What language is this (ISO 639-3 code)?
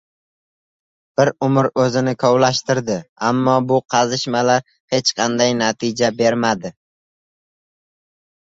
uzb